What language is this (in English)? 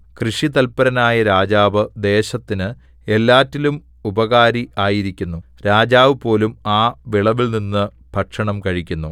Malayalam